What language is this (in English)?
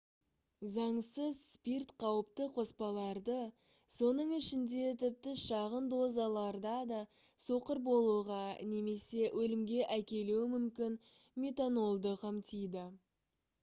Kazakh